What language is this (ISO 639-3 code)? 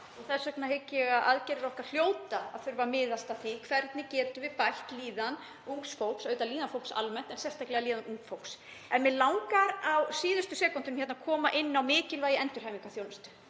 isl